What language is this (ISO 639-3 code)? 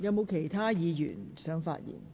yue